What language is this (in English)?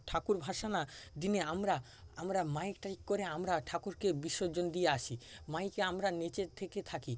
Bangla